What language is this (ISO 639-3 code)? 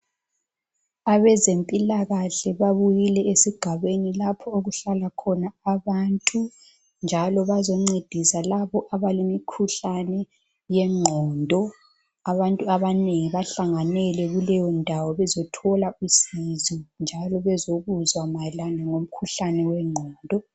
nde